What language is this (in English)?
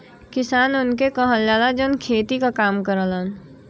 Bhojpuri